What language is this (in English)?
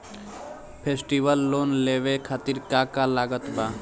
Bhojpuri